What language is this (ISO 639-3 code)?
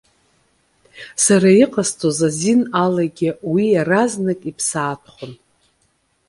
abk